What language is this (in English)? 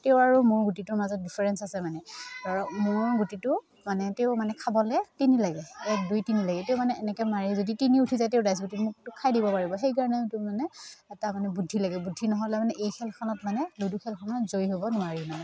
Assamese